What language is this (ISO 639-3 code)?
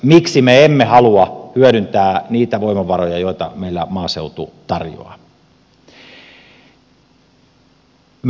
fin